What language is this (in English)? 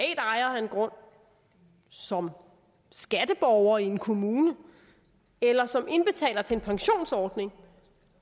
Danish